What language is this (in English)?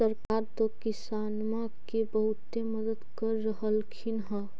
Magahi